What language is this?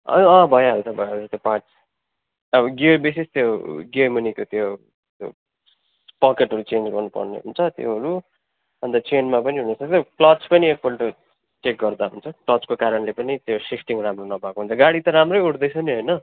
Nepali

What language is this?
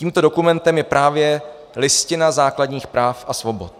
Czech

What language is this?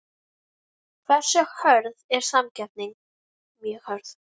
Icelandic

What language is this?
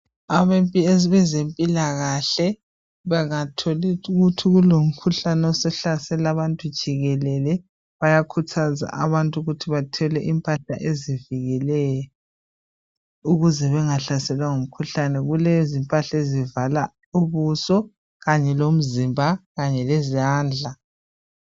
North Ndebele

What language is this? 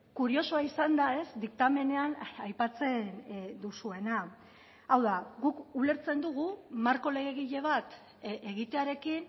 Basque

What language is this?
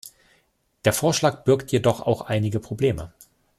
German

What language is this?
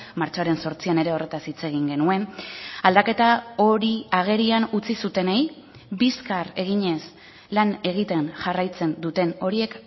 Basque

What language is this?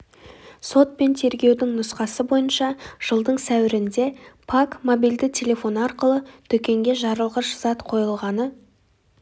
Kazakh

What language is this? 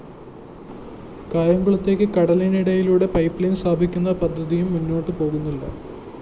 Malayalam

